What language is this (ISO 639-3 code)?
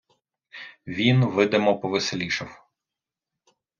ukr